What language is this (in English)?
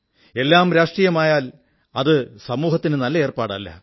Malayalam